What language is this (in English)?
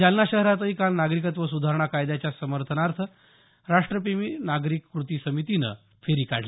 Marathi